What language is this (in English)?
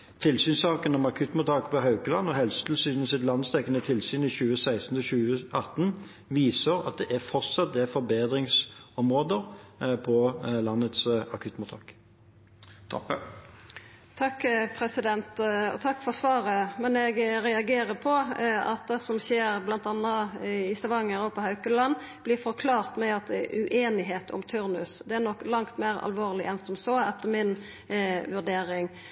Norwegian